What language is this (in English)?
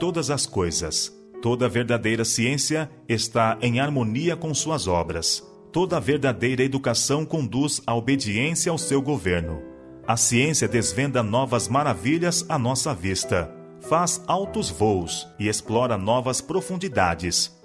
Portuguese